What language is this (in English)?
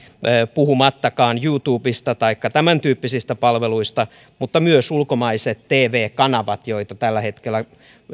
Finnish